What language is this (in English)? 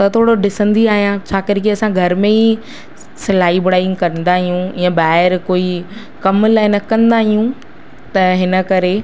Sindhi